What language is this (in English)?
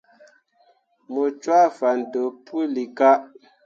Mundang